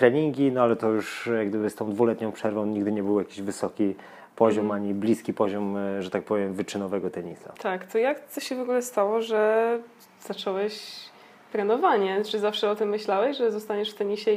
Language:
Polish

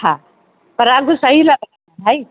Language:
Sindhi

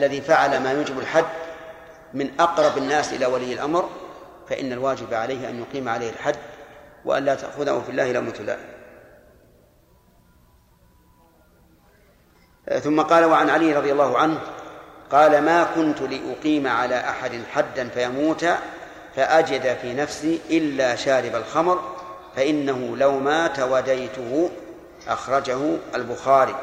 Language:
Arabic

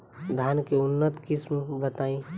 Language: Bhojpuri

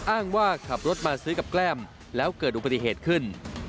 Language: Thai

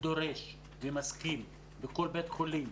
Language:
Hebrew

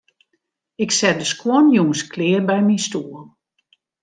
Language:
Western Frisian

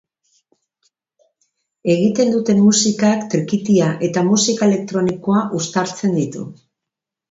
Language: Basque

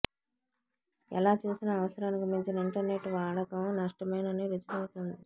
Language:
Telugu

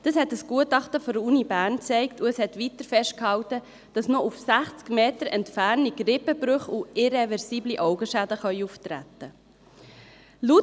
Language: Swiss German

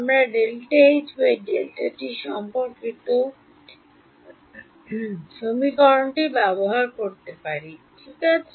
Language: Bangla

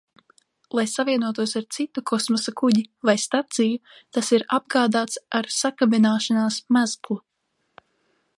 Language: Latvian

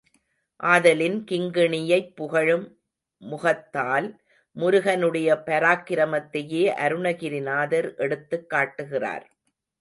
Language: Tamil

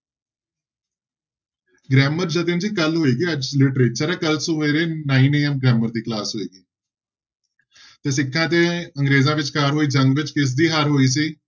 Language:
Punjabi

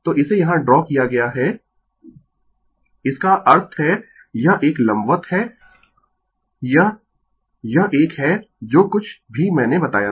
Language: Hindi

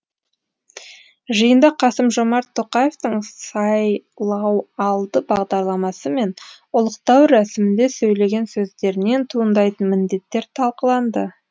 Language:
Kazakh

